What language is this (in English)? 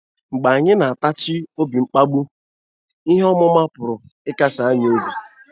Igbo